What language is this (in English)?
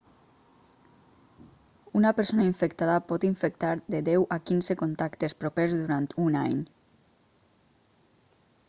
Catalan